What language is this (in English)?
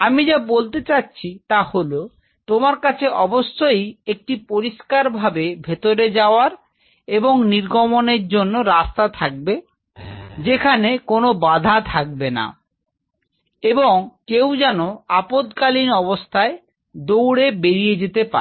Bangla